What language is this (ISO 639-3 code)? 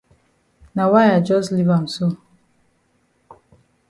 wes